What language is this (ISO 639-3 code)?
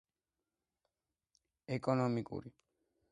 kat